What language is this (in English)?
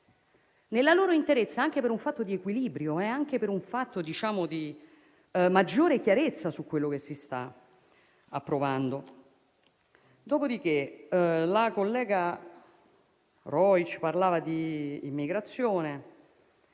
Italian